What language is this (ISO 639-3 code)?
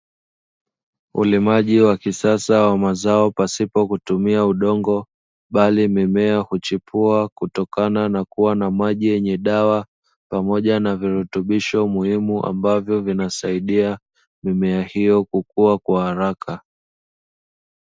swa